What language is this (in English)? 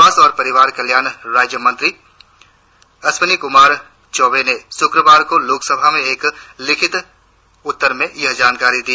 Hindi